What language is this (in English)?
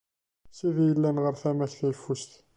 Kabyle